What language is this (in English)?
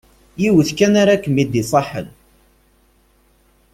Kabyle